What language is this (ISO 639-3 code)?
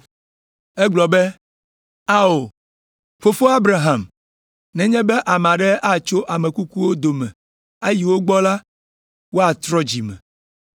ewe